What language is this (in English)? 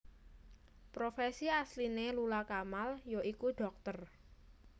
Javanese